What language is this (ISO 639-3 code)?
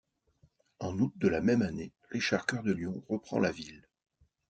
fra